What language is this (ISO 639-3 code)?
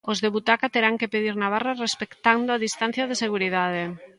glg